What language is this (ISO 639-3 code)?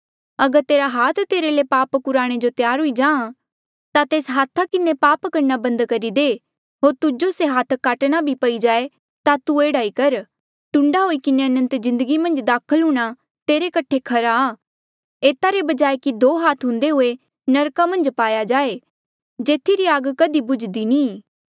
mjl